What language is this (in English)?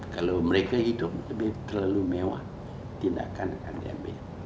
Indonesian